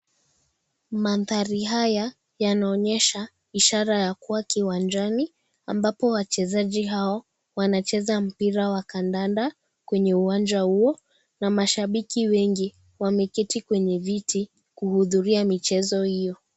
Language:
Swahili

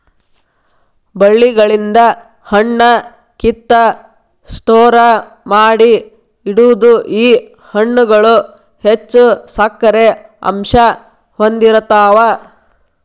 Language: Kannada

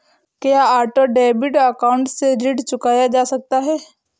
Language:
Hindi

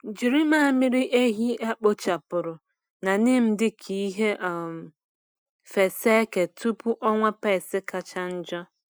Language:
Igbo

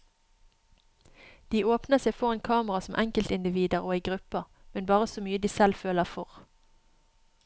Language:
Norwegian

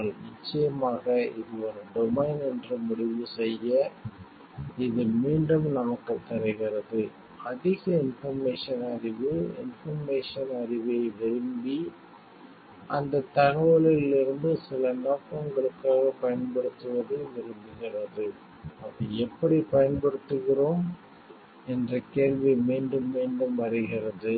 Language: Tamil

